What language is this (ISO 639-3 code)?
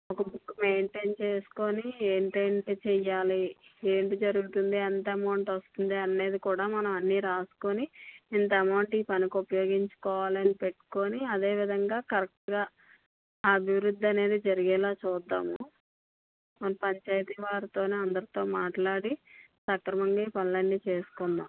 tel